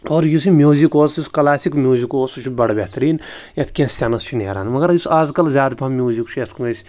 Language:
Kashmiri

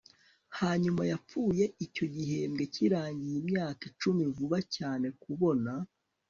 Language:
Kinyarwanda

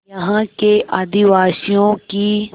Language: Hindi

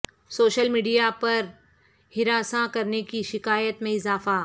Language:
Urdu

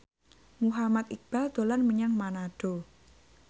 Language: Javanese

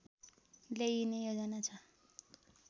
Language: Nepali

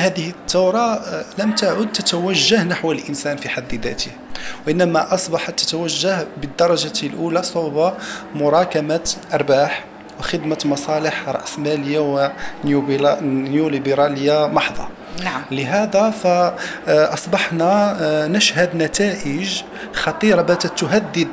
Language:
Arabic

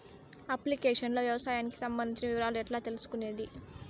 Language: Telugu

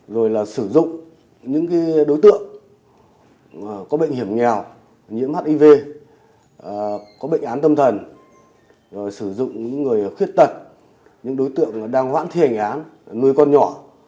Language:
Vietnamese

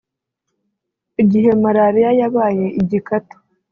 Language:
Kinyarwanda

